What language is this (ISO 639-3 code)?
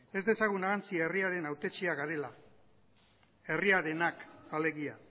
eus